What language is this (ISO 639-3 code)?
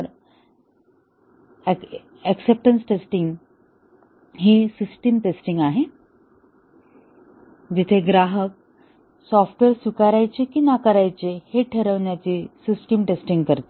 mar